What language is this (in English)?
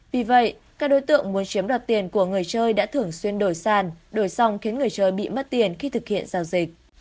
Vietnamese